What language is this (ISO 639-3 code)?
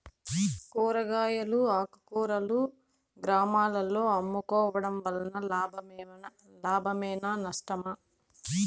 tel